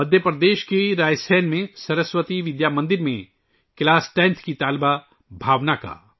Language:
Urdu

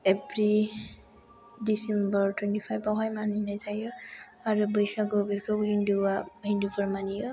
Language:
Bodo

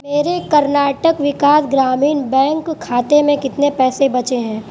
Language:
Urdu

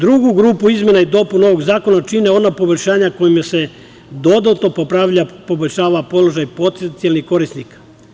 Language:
Serbian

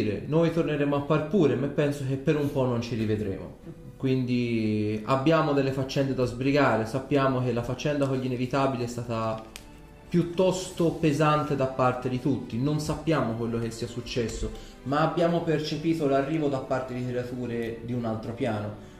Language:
Italian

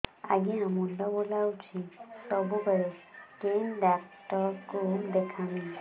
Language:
Odia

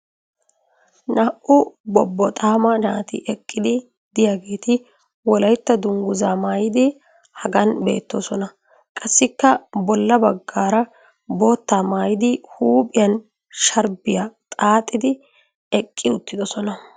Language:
Wolaytta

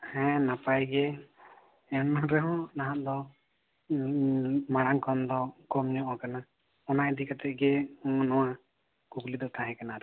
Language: Santali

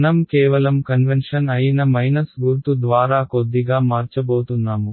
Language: Telugu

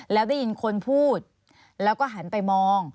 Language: Thai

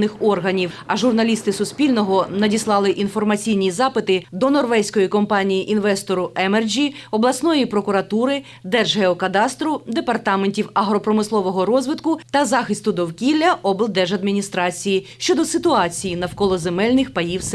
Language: Ukrainian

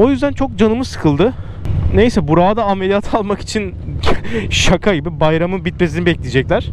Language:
Turkish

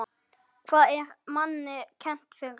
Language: Icelandic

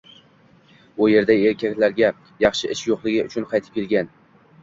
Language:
Uzbek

